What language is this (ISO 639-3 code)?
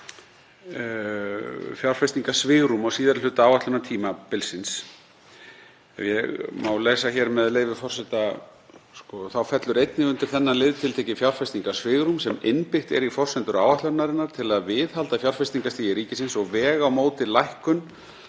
isl